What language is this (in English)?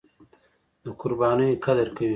Pashto